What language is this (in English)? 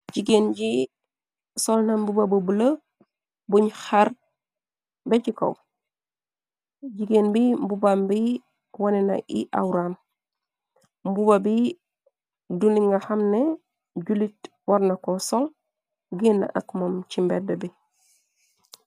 Wolof